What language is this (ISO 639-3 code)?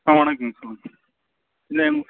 tam